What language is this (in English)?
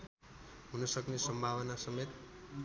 Nepali